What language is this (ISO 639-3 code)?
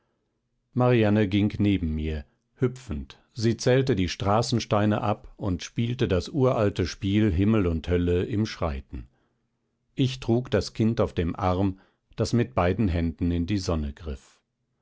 deu